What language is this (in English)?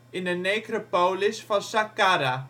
Dutch